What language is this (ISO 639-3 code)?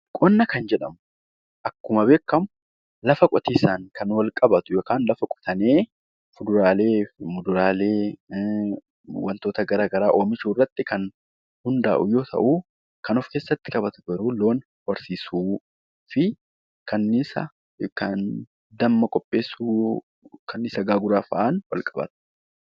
orm